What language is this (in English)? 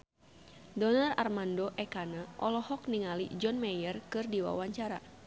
Sundanese